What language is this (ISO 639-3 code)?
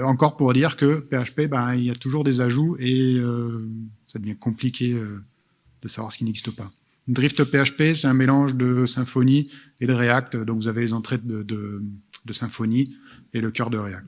fra